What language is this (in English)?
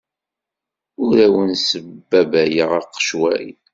Kabyle